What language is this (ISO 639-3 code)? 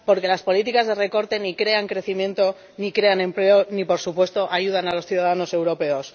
spa